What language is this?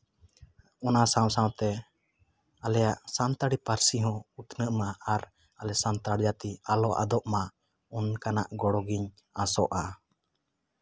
Santali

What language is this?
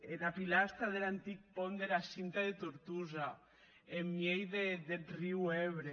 Catalan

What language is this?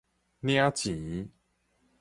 Min Nan Chinese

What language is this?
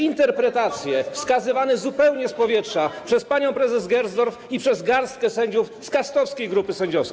Polish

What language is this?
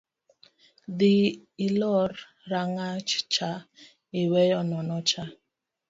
Luo (Kenya and Tanzania)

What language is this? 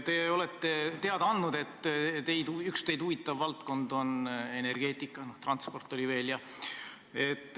Estonian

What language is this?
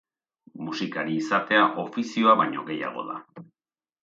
Basque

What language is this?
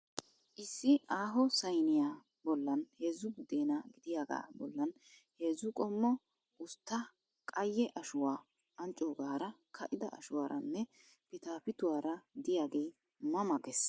Wolaytta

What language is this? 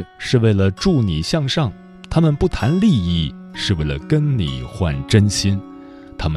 Chinese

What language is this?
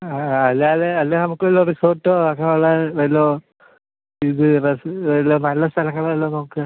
Malayalam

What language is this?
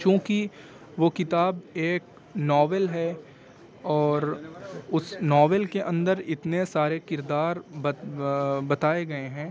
Urdu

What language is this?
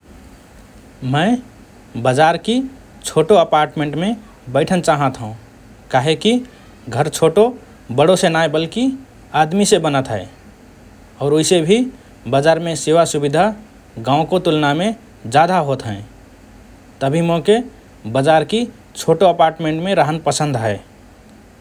Rana Tharu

